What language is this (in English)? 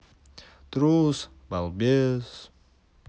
Russian